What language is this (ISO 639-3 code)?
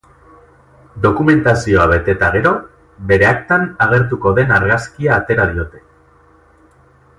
eus